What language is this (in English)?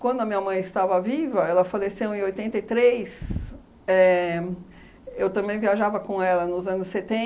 Portuguese